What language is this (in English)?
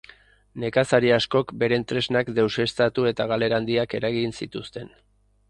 Basque